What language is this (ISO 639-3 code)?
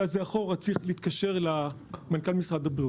heb